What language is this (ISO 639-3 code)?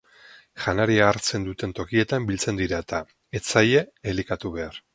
eus